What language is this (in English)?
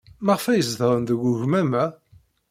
Kabyle